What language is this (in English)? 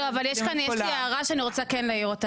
Hebrew